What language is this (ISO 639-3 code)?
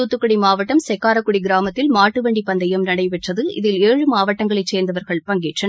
tam